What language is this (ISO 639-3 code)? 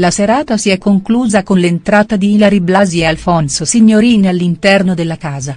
ita